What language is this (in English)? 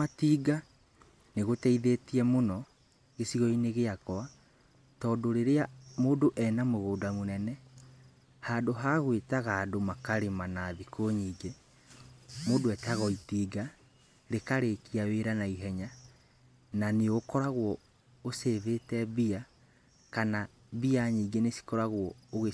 Kikuyu